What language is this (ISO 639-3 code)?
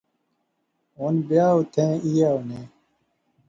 phr